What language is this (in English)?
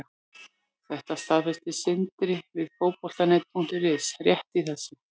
Icelandic